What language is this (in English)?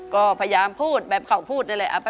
Thai